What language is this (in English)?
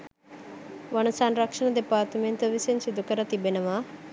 Sinhala